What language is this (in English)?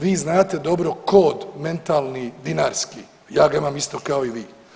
Croatian